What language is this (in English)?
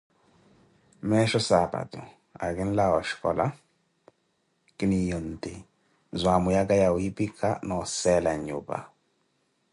Koti